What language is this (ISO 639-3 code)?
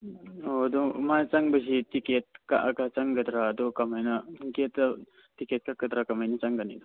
mni